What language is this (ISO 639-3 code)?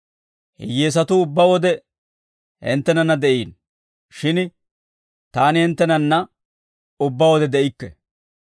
dwr